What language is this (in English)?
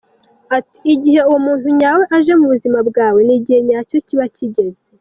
Kinyarwanda